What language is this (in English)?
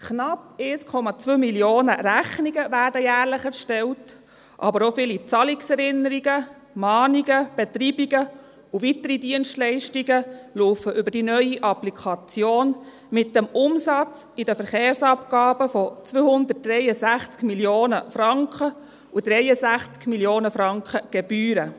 Swiss German